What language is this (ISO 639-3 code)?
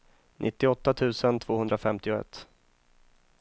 swe